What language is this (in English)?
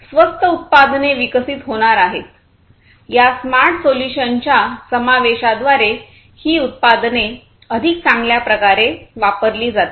Marathi